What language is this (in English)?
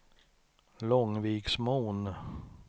Swedish